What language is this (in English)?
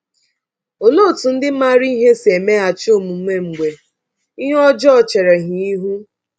Igbo